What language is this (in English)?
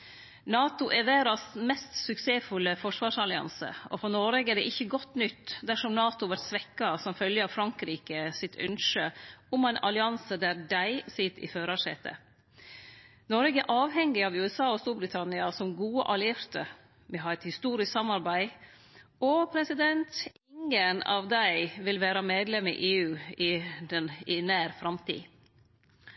Norwegian Nynorsk